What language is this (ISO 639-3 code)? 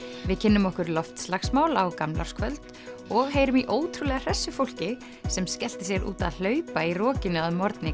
isl